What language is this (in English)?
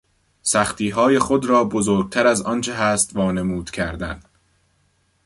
Persian